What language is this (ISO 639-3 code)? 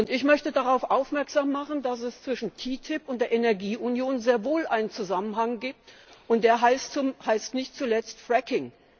deu